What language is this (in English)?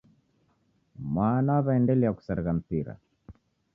Taita